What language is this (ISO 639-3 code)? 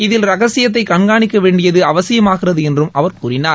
tam